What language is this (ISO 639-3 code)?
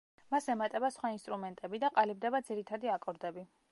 kat